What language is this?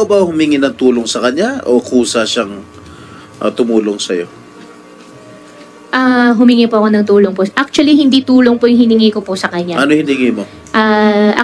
Filipino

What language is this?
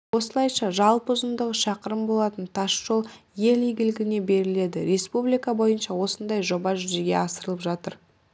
Kazakh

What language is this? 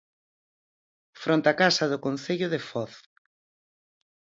Galician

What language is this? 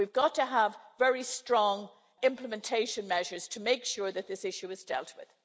English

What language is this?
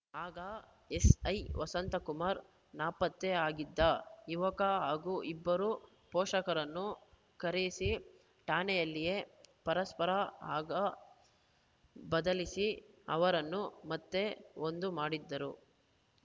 Kannada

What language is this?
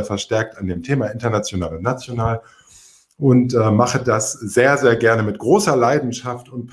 German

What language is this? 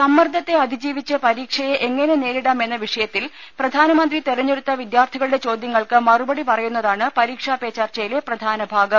Malayalam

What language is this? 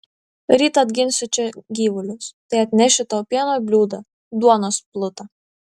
Lithuanian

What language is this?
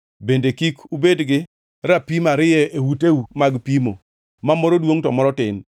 Luo (Kenya and Tanzania)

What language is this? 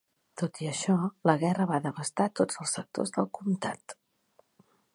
Catalan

